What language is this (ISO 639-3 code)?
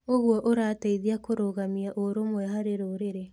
kik